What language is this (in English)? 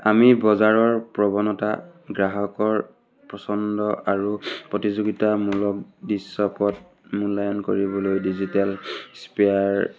Assamese